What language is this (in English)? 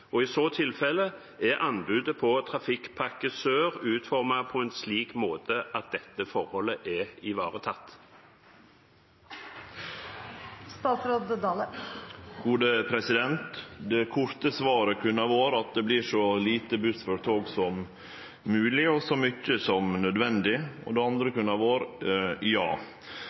Norwegian